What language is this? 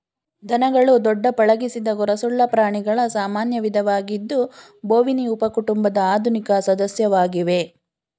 Kannada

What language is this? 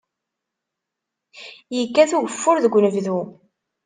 Kabyle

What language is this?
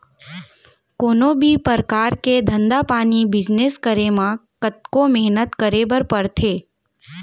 Chhattisgarhi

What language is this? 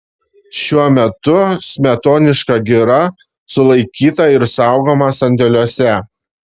Lithuanian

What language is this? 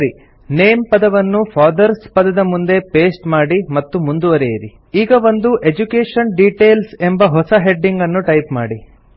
Kannada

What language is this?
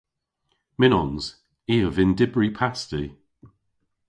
Cornish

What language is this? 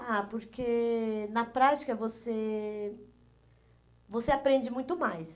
Portuguese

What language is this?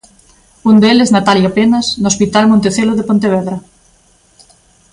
Galician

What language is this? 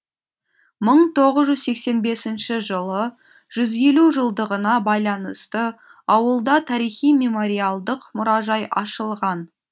Kazakh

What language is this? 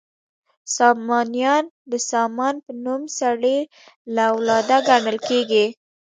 Pashto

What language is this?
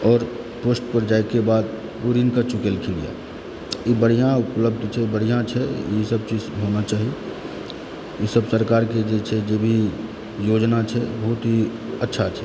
Maithili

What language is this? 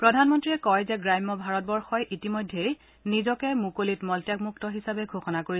Assamese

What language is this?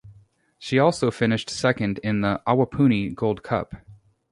English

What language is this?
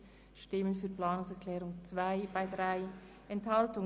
Swiss German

